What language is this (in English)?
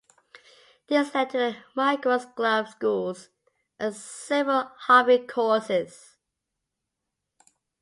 English